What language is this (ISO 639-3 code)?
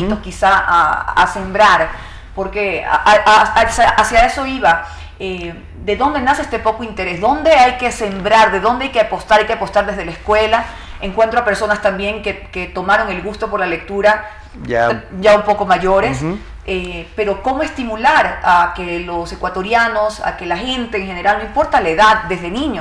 spa